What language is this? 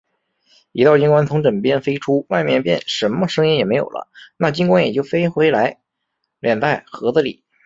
Chinese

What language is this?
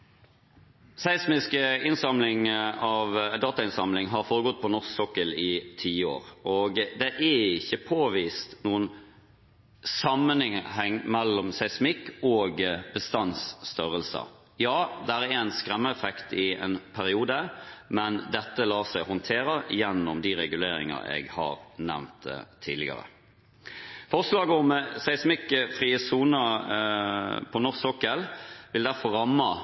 Norwegian Bokmål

